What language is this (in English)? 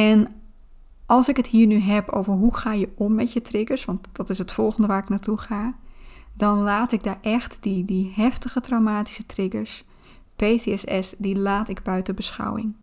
Dutch